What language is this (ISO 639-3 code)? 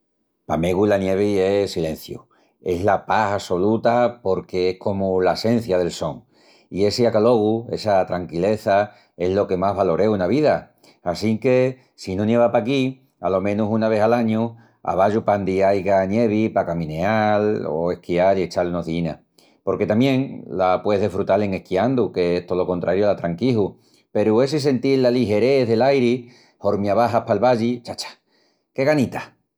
ext